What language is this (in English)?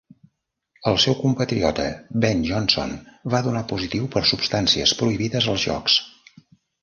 Catalan